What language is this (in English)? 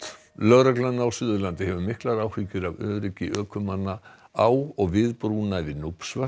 Icelandic